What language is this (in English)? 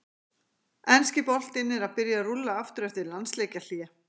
Icelandic